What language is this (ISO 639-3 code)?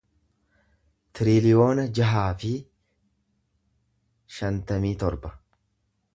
orm